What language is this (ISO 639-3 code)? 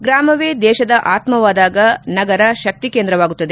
kan